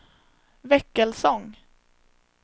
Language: Swedish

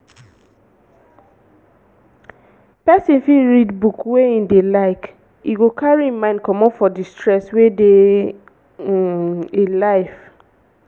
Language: Nigerian Pidgin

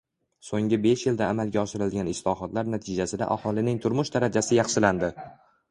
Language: Uzbek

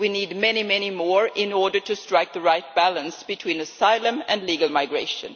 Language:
English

